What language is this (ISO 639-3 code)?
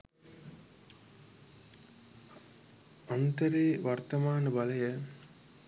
sin